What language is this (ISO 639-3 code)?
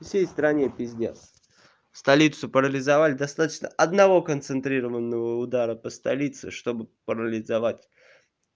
rus